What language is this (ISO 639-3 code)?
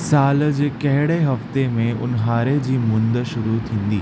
snd